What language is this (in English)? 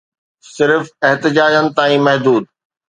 Sindhi